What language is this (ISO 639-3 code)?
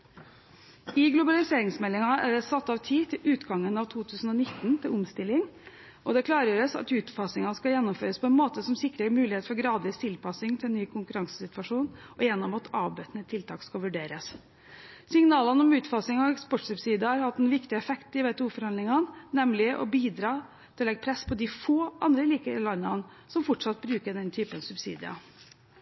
nob